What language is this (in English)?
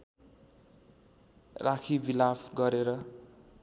Nepali